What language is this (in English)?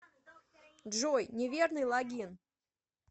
Russian